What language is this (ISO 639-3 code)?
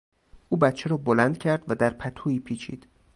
fas